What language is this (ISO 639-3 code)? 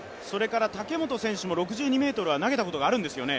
jpn